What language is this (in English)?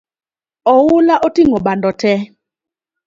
Luo (Kenya and Tanzania)